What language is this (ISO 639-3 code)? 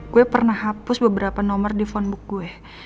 ind